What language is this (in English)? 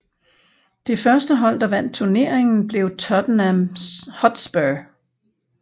Danish